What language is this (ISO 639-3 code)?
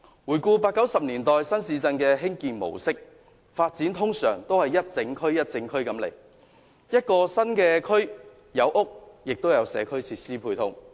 yue